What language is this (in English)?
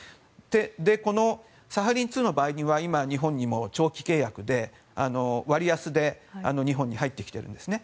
Japanese